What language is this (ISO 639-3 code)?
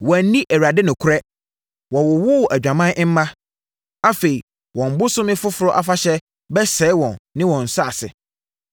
aka